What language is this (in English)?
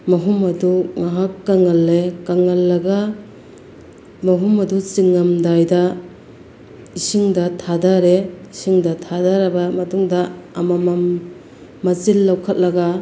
Manipuri